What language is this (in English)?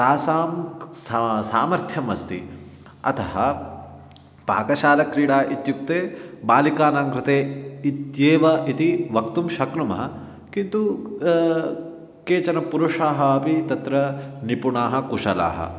Sanskrit